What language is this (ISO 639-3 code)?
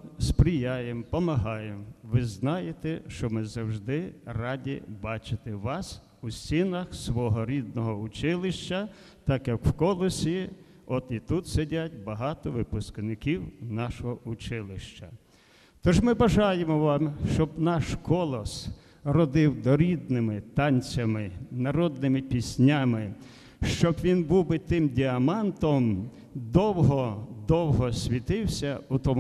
ukr